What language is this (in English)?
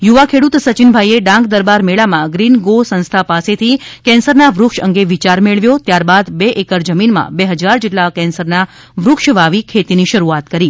Gujarati